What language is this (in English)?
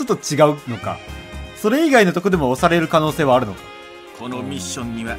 Japanese